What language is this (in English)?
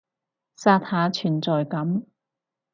Cantonese